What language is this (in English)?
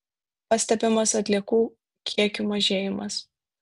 Lithuanian